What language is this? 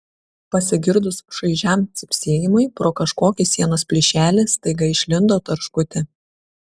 Lithuanian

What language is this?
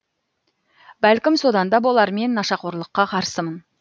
Kazakh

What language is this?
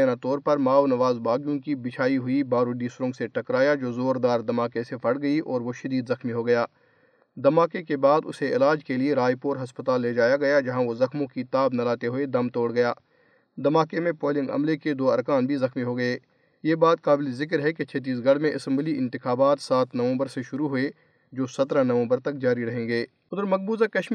Urdu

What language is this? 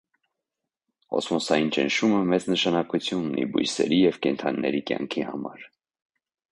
Armenian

